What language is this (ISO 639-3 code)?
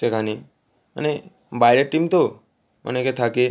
ben